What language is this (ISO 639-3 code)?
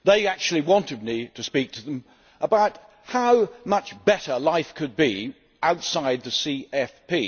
eng